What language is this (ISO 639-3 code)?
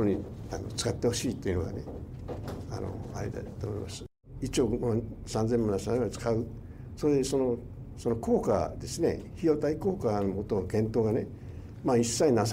jpn